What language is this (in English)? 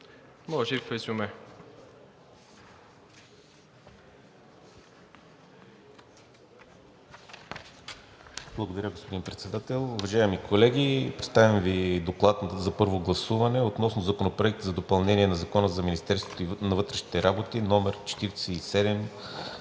Bulgarian